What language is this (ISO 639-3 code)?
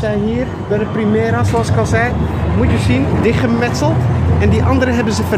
nld